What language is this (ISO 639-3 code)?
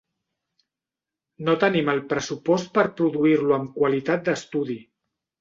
cat